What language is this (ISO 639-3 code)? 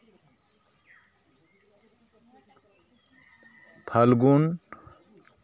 sat